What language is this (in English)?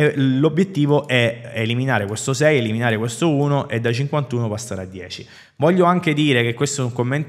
Italian